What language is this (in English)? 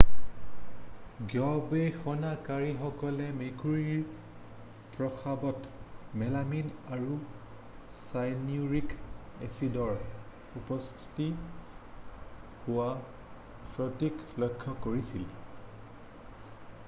Assamese